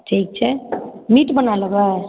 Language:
Maithili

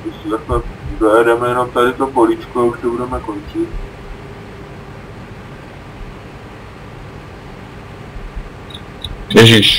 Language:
Czech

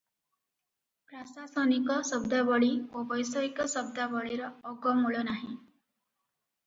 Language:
Odia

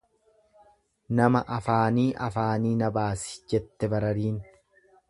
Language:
Oromo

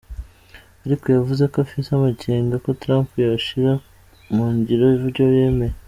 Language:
Kinyarwanda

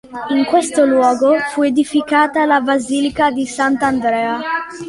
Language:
Italian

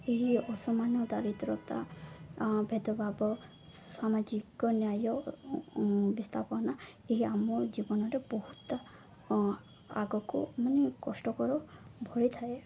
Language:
Odia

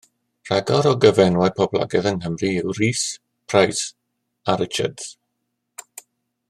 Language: Welsh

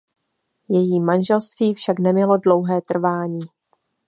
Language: Czech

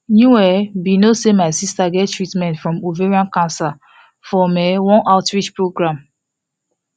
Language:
Nigerian Pidgin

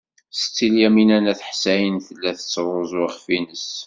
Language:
Kabyle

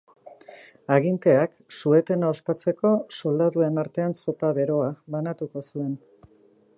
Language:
Basque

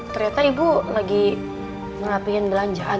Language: Indonesian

